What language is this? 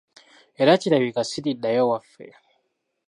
Ganda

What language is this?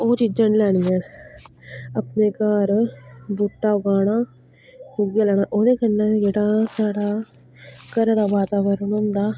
Dogri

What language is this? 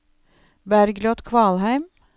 Norwegian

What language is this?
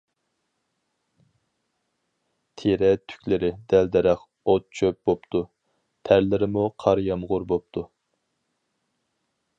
Uyghur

